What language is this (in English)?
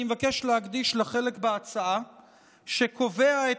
Hebrew